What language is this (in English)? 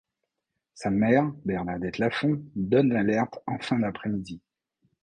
French